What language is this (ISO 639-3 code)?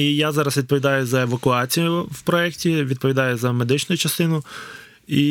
ukr